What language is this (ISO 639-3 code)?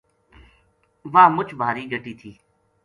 gju